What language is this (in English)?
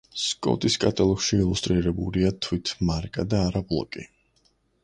Georgian